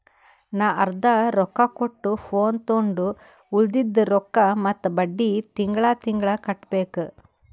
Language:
Kannada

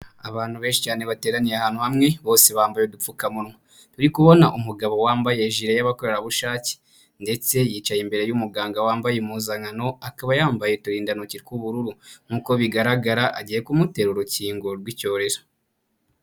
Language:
Kinyarwanda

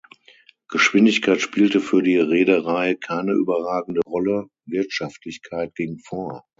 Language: German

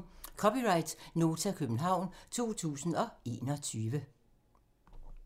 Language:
Danish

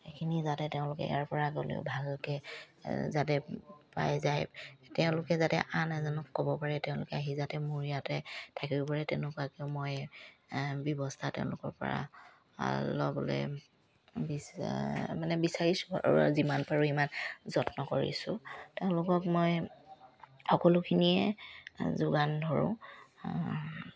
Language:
Assamese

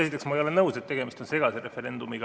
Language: Estonian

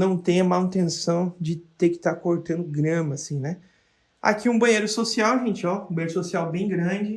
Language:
Portuguese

